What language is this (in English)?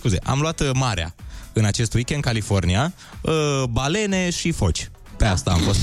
Romanian